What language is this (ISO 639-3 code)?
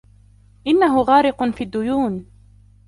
ara